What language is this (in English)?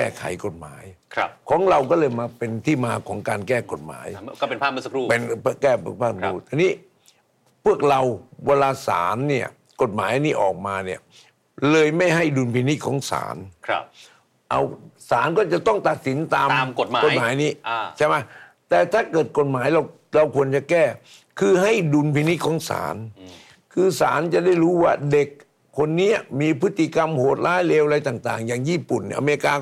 Thai